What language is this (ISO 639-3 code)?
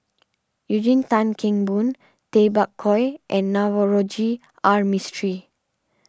eng